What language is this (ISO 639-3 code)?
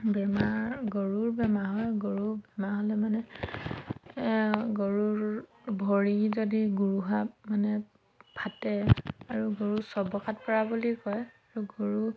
asm